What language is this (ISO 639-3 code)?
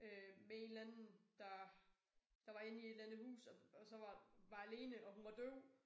dan